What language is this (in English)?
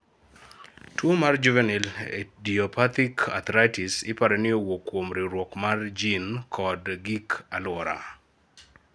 Luo (Kenya and Tanzania)